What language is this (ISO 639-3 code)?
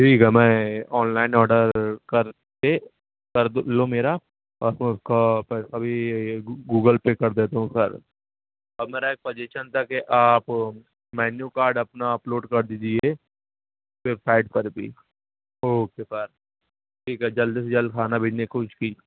urd